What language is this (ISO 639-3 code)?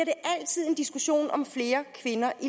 dan